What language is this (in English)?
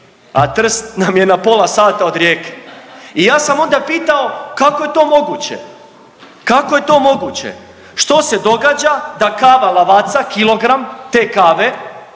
Croatian